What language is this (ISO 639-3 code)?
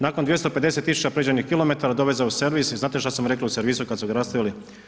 hrv